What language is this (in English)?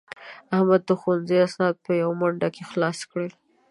Pashto